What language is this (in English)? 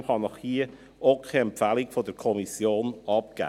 Swiss German